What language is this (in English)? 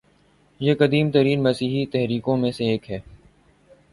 Urdu